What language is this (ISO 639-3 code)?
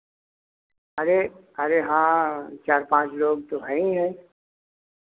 hin